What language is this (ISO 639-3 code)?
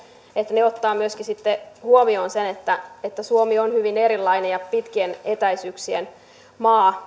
fin